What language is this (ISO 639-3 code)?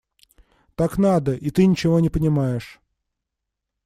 rus